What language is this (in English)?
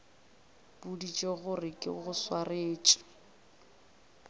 Northern Sotho